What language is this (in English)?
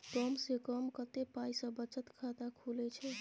Maithili